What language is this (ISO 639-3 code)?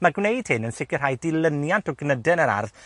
cym